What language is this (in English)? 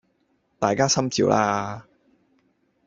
Cantonese